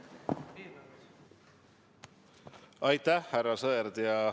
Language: Estonian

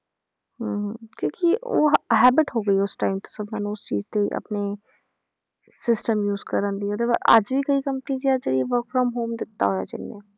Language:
Punjabi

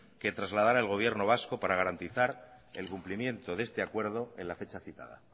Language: Spanish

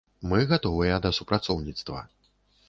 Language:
Belarusian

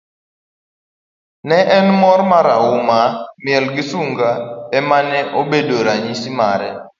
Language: Luo (Kenya and Tanzania)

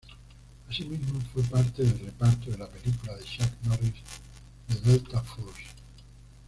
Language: Spanish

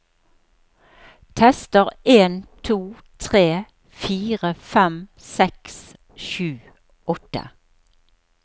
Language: Norwegian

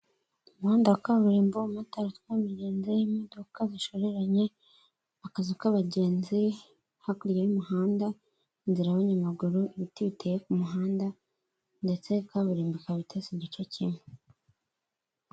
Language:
Kinyarwanda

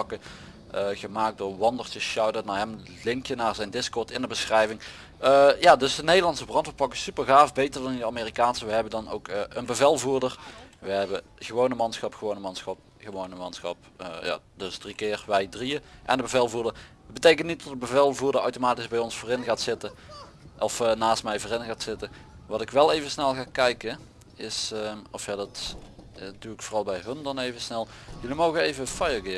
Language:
Dutch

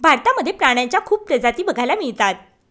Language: Marathi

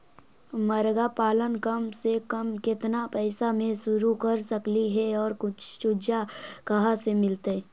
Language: Magahi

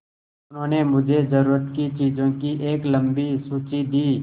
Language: Hindi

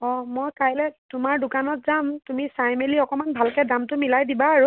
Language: Assamese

